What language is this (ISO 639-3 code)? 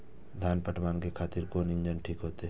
mai